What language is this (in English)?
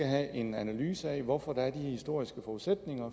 Danish